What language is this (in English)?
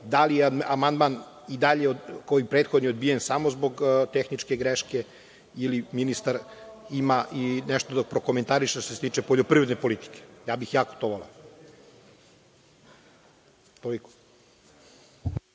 Serbian